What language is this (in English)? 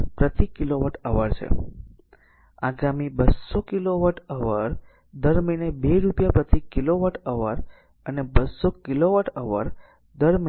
Gujarati